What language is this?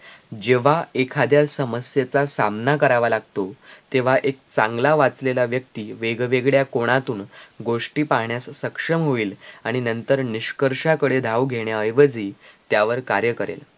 Marathi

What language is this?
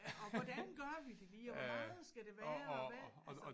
Danish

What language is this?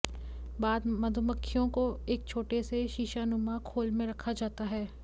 Hindi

